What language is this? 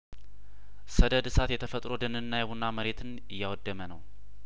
Amharic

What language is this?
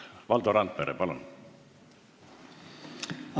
Estonian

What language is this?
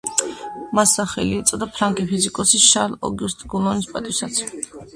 Georgian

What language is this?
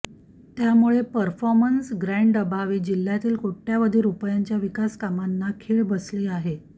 Marathi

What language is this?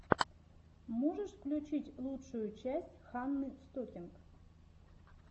Russian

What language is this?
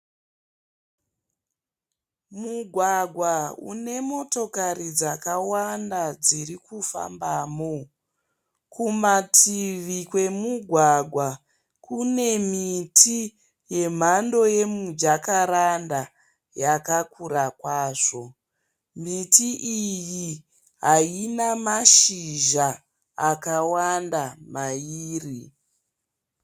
Shona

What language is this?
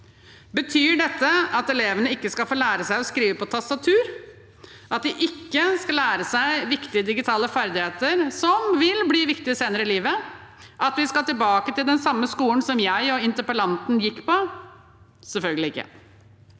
Norwegian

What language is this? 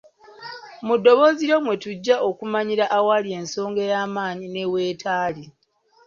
Ganda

